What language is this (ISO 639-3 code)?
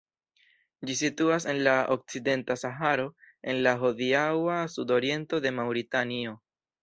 epo